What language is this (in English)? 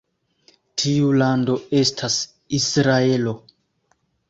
Esperanto